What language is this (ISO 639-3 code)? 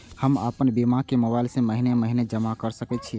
mai